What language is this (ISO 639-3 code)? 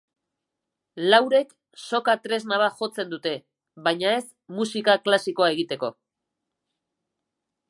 eus